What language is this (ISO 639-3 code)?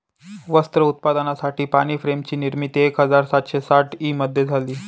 mar